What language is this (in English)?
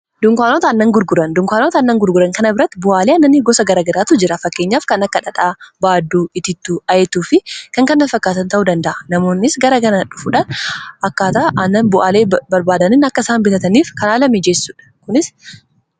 Oromo